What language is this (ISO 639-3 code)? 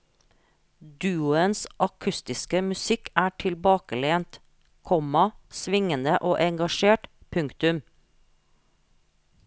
nor